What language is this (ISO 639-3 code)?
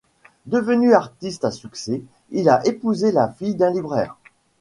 fra